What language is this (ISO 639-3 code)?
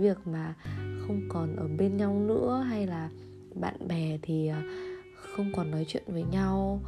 vie